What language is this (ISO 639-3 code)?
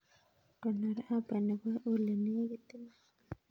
kln